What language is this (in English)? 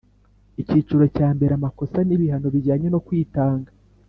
Kinyarwanda